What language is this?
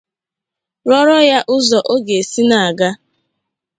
Igbo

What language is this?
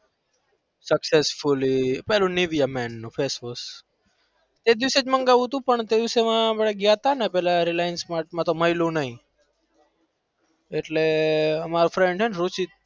Gujarati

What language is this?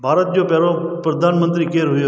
Sindhi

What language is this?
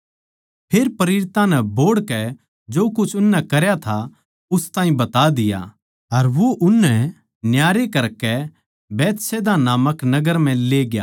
Haryanvi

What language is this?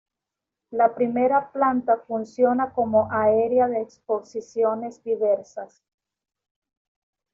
Spanish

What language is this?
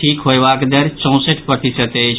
Maithili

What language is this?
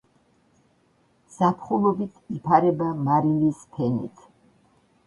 Georgian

